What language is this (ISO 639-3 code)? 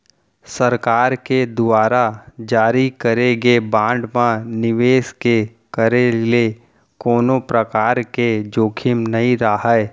hne